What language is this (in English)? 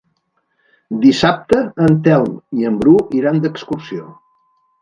Catalan